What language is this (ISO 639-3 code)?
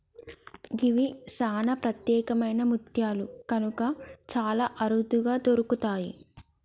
tel